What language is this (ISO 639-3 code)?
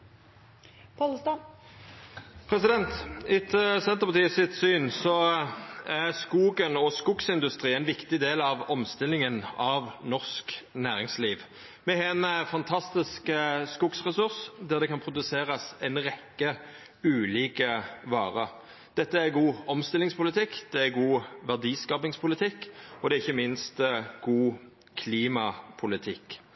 nno